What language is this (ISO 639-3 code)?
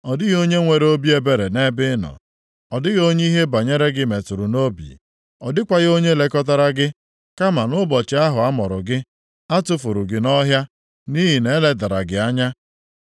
ibo